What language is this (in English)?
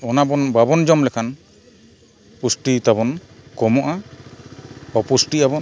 Santali